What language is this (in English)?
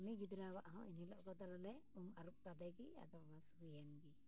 Santali